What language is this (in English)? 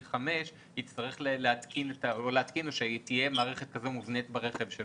Hebrew